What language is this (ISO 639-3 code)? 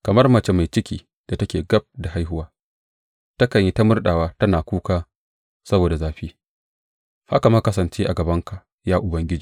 hau